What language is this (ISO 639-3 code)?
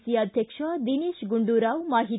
kan